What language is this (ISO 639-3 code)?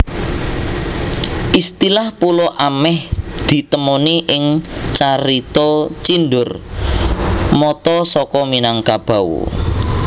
jav